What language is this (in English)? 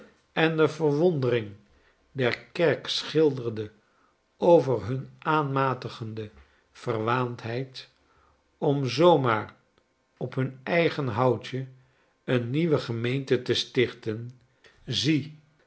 Dutch